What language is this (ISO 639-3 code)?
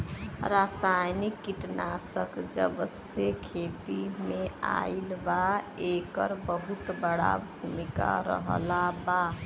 bho